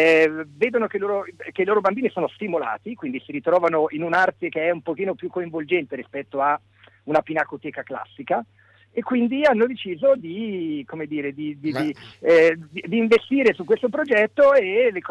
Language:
Italian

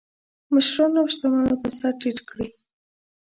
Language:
Pashto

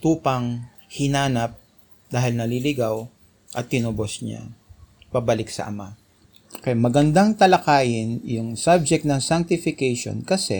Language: Filipino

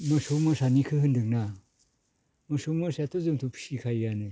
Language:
Bodo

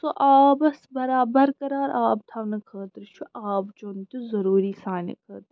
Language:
Kashmiri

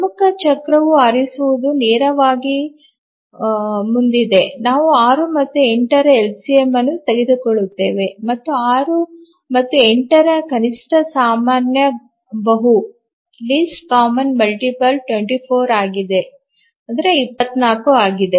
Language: Kannada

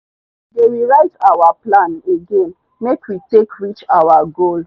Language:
Nigerian Pidgin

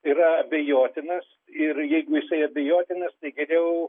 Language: Lithuanian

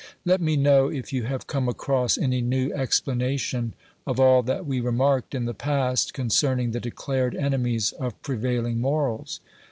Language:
English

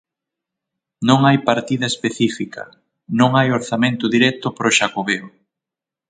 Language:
Galician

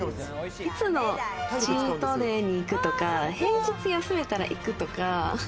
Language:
Japanese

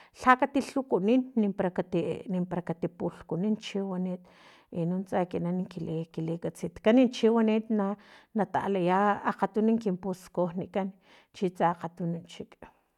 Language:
Filomena Mata-Coahuitlán Totonac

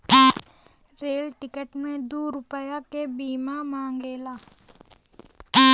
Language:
Bhojpuri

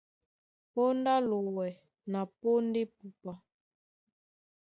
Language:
Duala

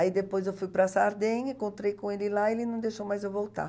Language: Portuguese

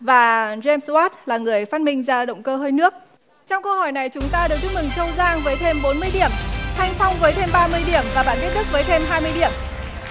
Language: Vietnamese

